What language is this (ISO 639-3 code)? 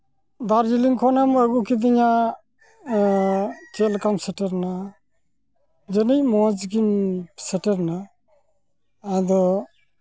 sat